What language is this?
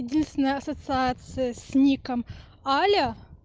Russian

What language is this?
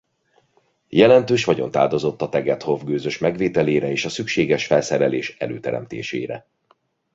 Hungarian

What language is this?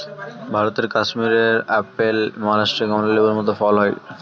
Bangla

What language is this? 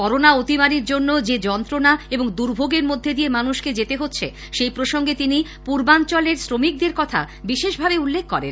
Bangla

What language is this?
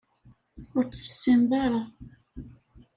Kabyle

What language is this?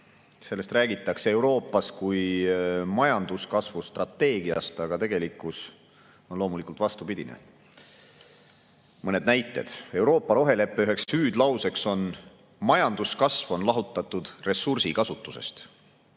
Estonian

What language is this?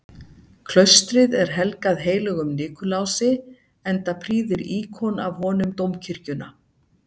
Icelandic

